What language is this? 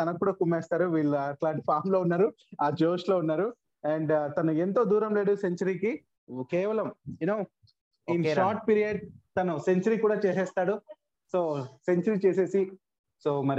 Telugu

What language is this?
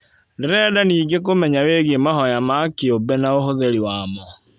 Kikuyu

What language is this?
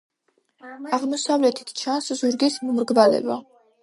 Georgian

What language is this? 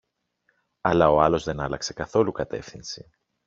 Greek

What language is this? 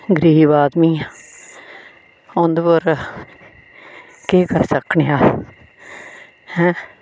Dogri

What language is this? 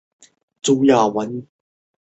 Chinese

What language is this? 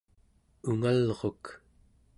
Central Yupik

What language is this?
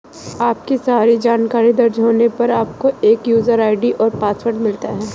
Hindi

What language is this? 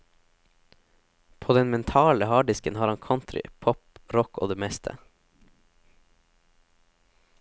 Norwegian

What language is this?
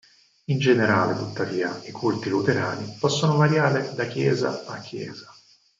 Italian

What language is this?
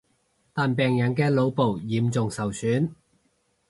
Cantonese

